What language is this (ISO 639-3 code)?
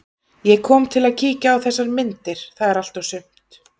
isl